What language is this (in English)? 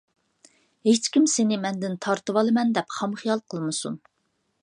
Uyghur